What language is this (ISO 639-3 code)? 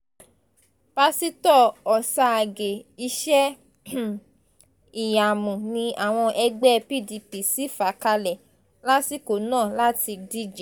yor